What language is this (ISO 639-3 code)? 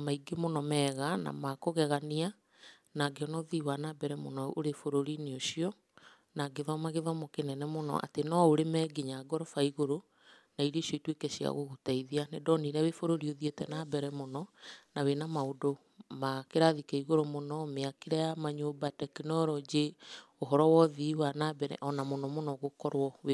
kik